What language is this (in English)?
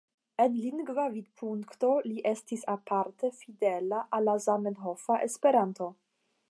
Esperanto